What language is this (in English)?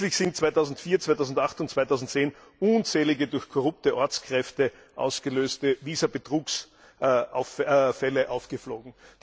German